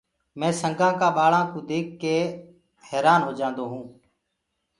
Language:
Gurgula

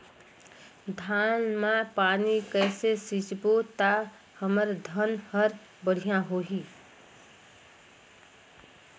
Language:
Chhattisgarhi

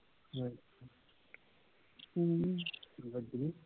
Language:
Punjabi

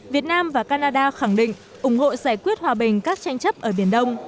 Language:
Vietnamese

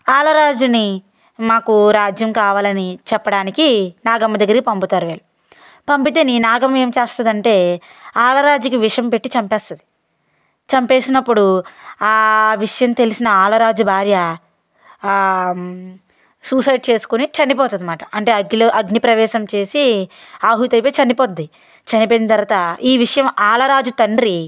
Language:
Telugu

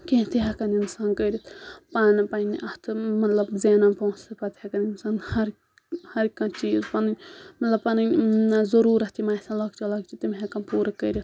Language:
Kashmiri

